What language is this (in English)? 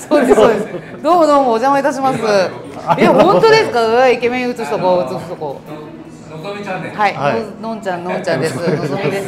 Japanese